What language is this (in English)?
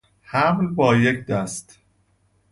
Persian